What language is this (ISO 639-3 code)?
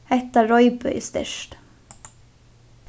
fao